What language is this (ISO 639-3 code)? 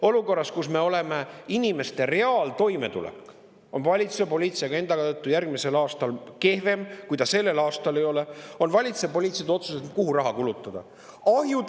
est